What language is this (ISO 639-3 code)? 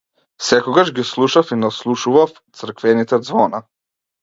mkd